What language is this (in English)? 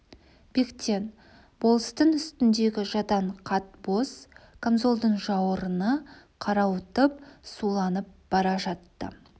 Kazakh